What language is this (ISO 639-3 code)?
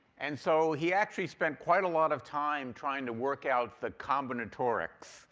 eng